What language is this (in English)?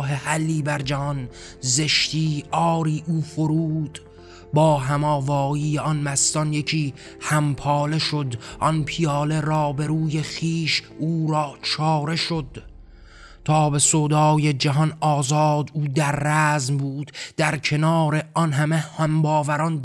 Persian